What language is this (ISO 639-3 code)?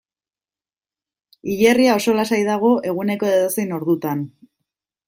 eus